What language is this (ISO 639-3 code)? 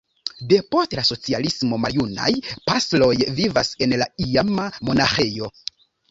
epo